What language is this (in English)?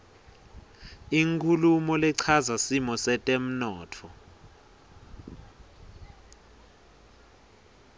Swati